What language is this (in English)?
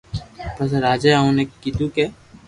Loarki